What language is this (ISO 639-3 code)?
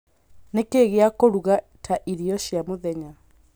kik